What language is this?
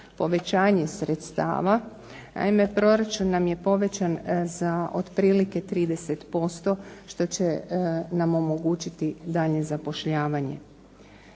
Croatian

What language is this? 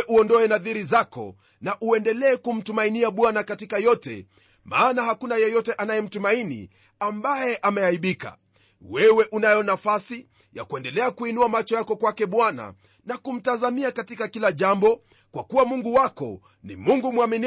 Swahili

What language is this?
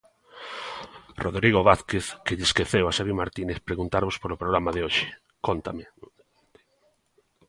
Galician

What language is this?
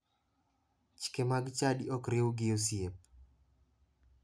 Luo (Kenya and Tanzania)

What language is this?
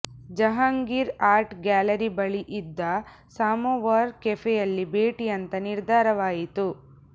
Kannada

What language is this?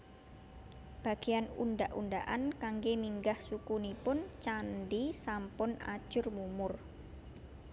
Javanese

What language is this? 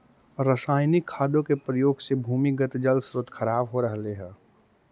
Magahi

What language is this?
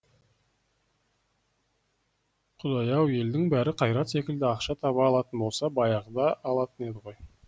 Kazakh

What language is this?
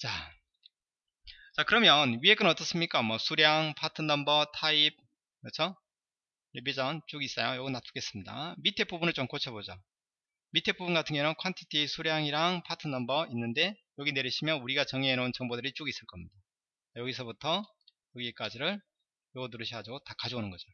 Korean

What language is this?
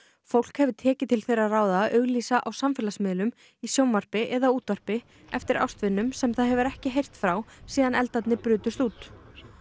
Icelandic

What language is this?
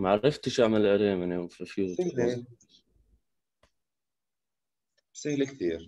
Arabic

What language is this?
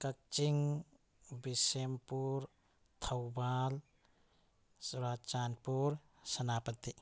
Manipuri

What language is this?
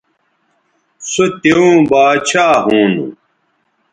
Bateri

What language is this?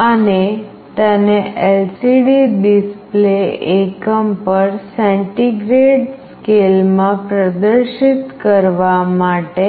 Gujarati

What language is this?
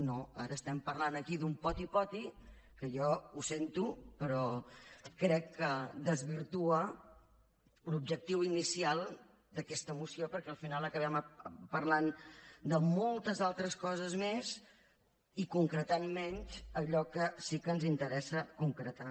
Catalan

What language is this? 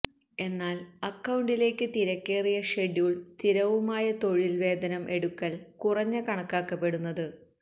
Malayalam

